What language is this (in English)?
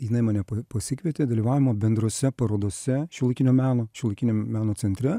Lithuanian